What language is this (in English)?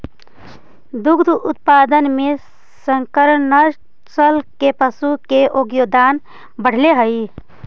Magahi